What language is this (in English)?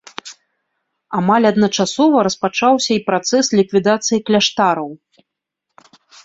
Belarusian